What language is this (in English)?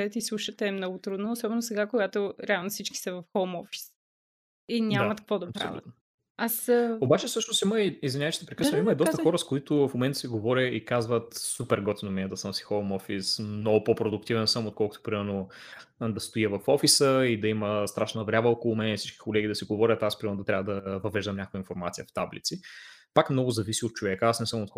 Bulgarian